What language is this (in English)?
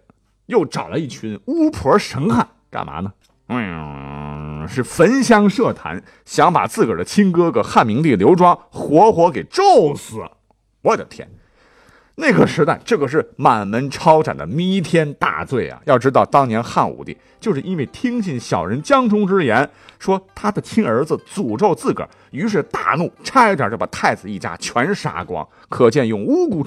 Chinese